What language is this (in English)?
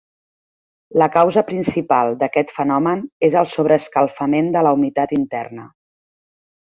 Catalan